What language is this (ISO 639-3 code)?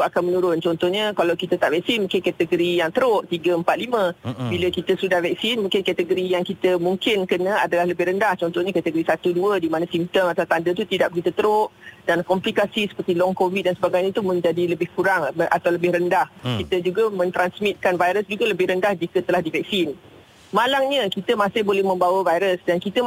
msa